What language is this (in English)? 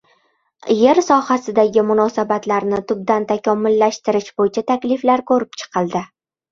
Uzbek